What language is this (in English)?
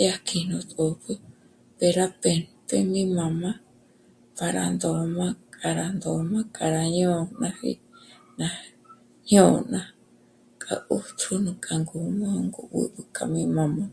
Michoacán Mazahua